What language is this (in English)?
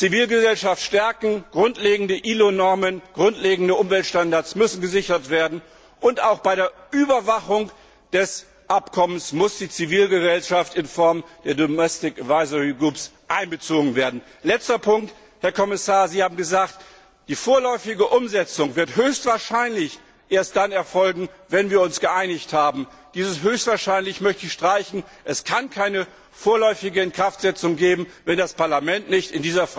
German